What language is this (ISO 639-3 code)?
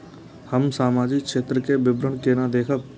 mai